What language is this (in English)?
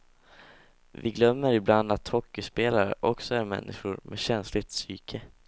Swedish